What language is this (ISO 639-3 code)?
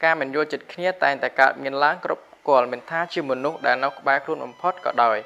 vie